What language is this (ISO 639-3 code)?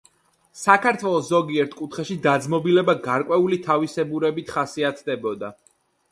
kat